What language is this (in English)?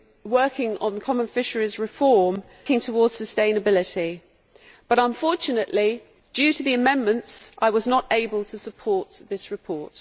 English